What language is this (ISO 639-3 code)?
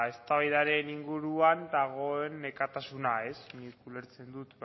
eus